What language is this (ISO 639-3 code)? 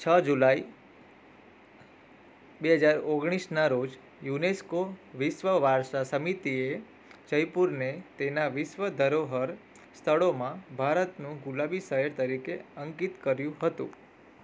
guj